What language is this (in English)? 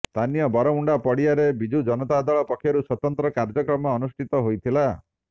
Odia